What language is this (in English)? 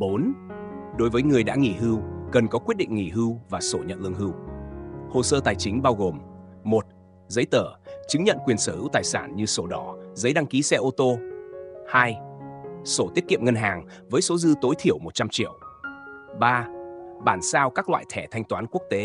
Vietnamese